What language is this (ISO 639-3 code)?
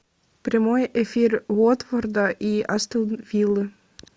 rus